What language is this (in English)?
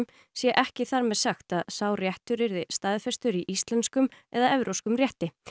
Icelandic